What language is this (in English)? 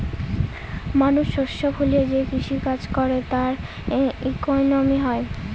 Bangla